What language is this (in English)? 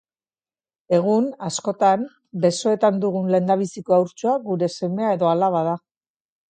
Basque